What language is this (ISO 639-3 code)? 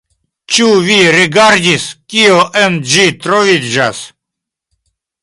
epo